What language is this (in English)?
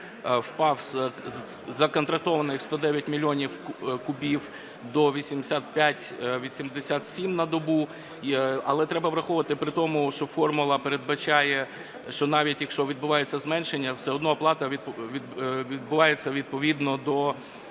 Ukrainian